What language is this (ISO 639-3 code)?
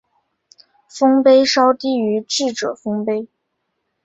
zho